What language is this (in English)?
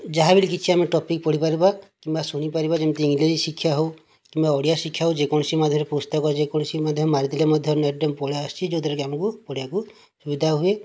Odia